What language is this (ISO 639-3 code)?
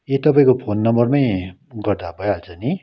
nep